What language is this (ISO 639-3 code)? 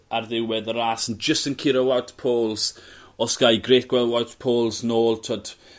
cym